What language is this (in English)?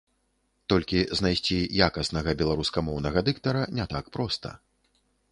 Belarusian